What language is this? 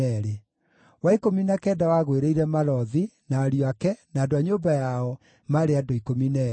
Kikuyu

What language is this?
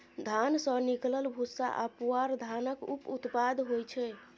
Maithili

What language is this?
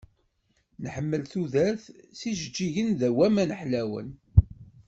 Kabyle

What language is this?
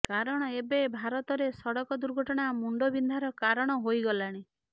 Odia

